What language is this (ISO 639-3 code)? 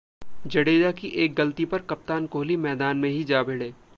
hin